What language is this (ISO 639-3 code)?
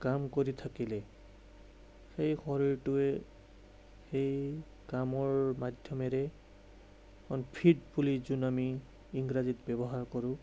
asm